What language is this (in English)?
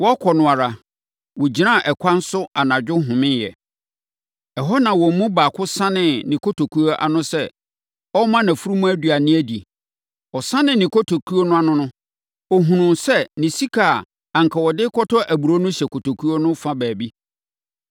Akan